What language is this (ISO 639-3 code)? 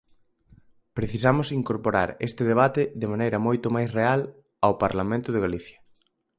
glg